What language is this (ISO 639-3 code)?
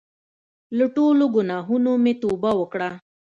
pus